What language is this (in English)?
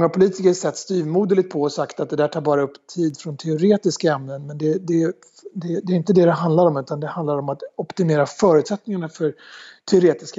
Swedish